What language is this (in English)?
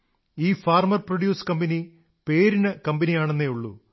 Malayalam